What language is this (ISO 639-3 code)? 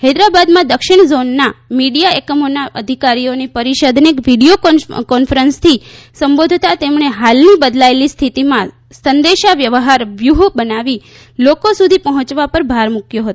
guj